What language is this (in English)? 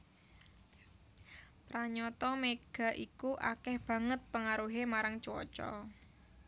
Javanese